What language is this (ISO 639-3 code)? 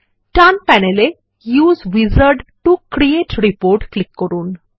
ben